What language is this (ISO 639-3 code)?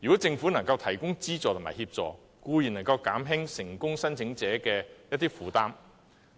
yue